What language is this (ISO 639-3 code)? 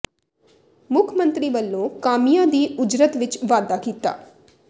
pan